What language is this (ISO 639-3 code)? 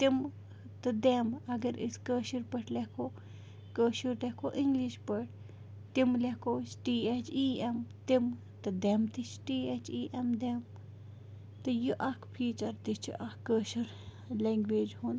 kas